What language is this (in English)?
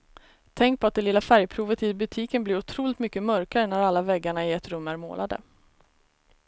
Swedish